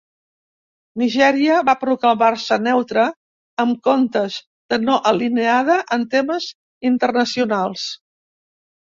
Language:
Catalan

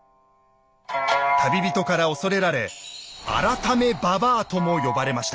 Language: Japanese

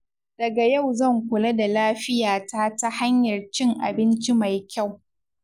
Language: Hausa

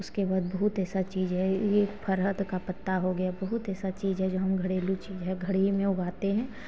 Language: Hindi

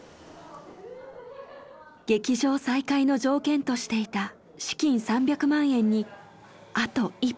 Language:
Japanese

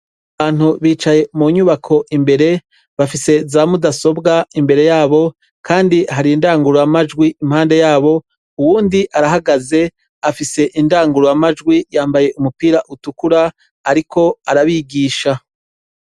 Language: Rundi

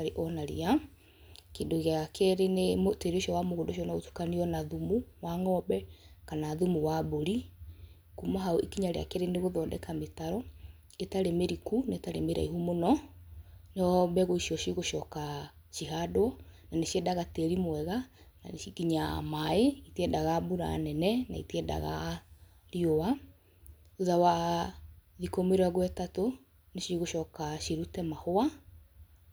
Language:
Kikuyu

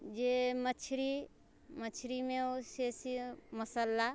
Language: Maithili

